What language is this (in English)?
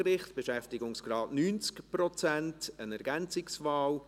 Swiss German